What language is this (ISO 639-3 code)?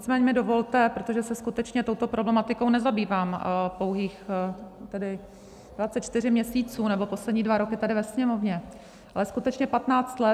ces